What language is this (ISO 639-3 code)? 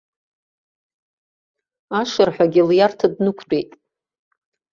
abk